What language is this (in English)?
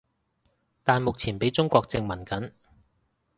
Cantonese